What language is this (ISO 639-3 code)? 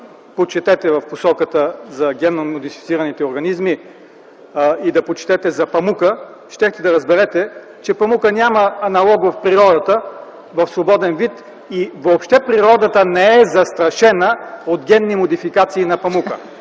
bul